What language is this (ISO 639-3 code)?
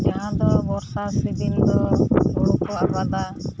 sat